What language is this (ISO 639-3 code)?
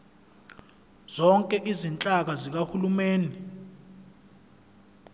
zul